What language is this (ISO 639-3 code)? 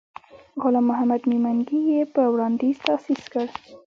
pus